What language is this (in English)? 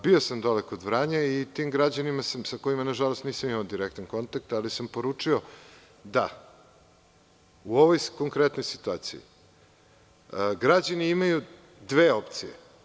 Serbian